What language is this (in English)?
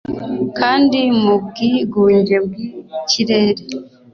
Kinyarwanda